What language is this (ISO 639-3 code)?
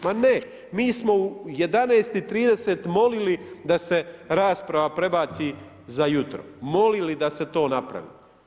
hrv